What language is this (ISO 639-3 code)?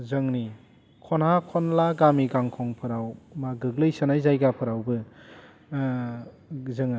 brx